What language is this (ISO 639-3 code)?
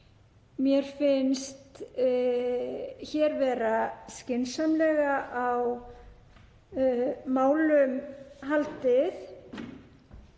isl